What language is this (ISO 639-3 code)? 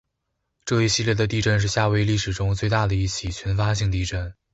zho